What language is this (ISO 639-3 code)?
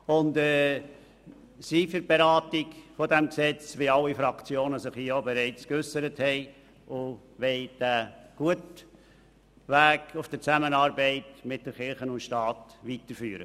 gsw